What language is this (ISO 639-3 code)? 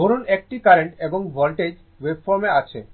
ben